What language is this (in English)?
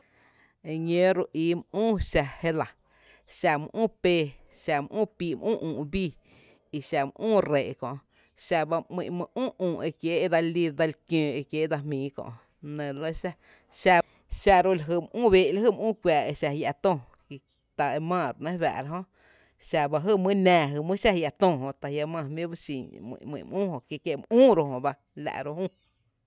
Tepinapa Chinantec